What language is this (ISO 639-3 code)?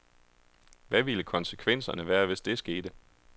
dan